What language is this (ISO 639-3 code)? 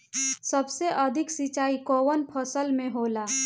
bho